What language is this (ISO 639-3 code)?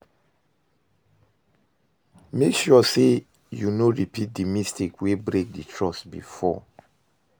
pcm